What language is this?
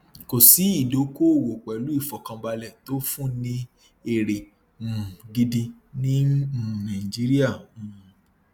Yoruba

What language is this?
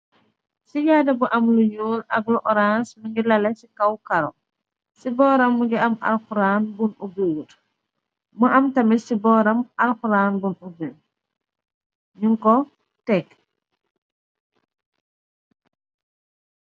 Wolof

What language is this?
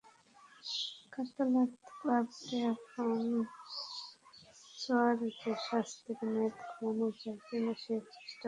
Bangla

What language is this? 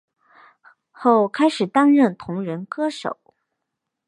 Chinese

